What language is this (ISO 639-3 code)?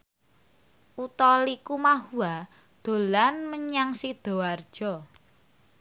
jav